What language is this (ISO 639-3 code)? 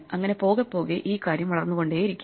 mal